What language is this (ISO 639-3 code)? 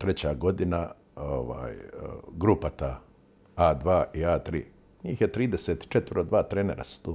hrv